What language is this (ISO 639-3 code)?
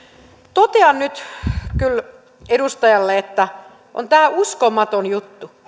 fin